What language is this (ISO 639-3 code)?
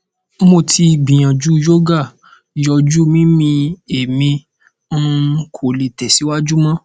yor